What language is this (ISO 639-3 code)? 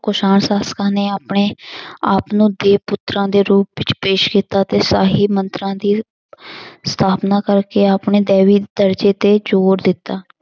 pan